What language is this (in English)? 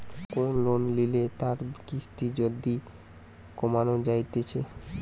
Bangla